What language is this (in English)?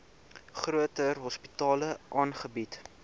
Afrikaans